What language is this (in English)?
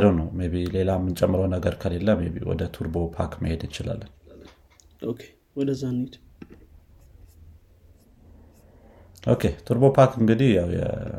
Amharic